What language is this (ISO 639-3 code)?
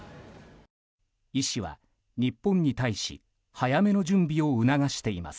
jpn